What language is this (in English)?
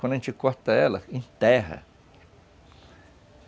Portuguese